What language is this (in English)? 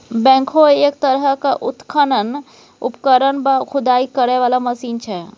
Maithili